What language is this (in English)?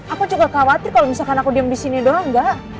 Indonesian